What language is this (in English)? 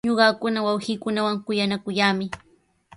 Sihuas Ancash Quechua